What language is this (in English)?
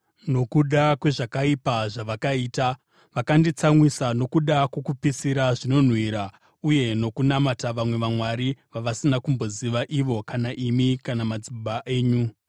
Shona